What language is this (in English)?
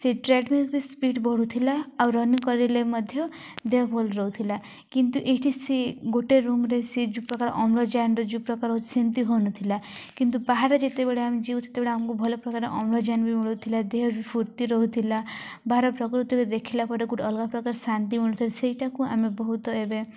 Odia